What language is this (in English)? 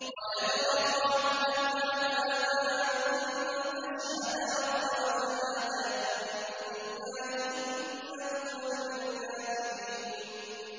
Arabic